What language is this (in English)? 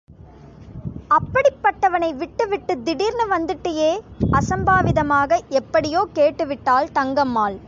Tamil